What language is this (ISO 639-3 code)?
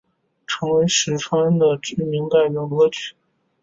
zho